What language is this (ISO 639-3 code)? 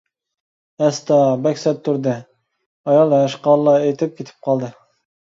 uig